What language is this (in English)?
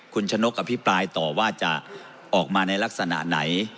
Thai